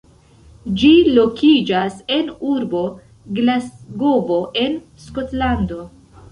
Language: Esperanto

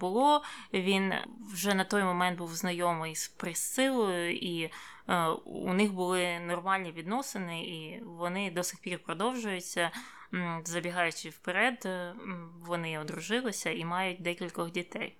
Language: Ukrainian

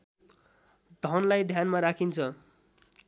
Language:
Nepali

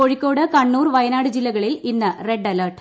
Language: Malayalam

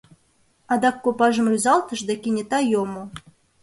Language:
Mari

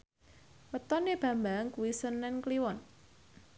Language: Javanese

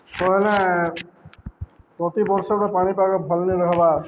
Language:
Odia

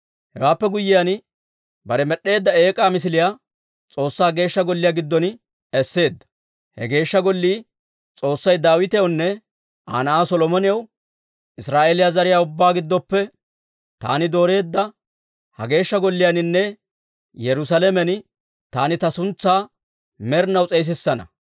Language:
Dawro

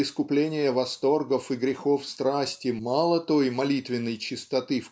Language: Russian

